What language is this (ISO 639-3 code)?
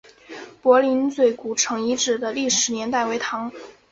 zho